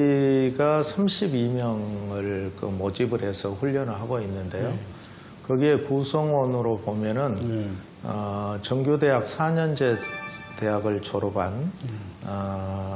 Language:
Korean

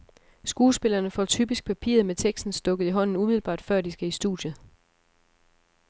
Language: Danish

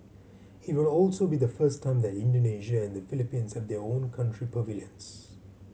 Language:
English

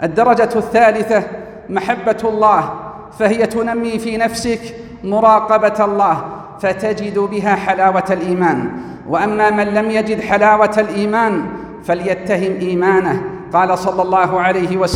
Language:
Arabic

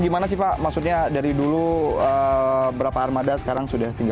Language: Indonesian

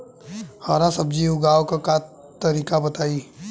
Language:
Bhojpuri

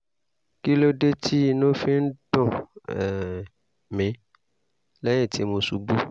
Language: Yoruba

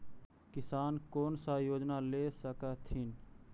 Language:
Magahi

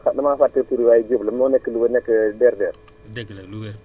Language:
Wolof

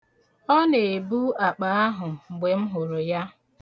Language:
Igbo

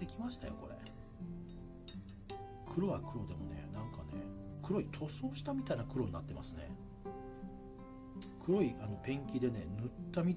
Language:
Japanese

